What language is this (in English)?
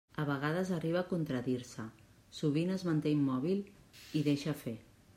Catalan